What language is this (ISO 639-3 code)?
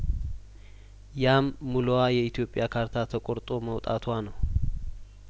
amh